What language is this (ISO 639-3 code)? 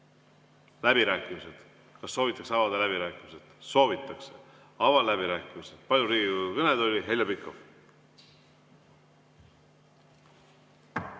est